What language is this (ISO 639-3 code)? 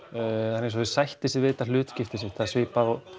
isl